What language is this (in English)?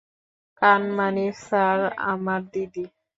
Bangla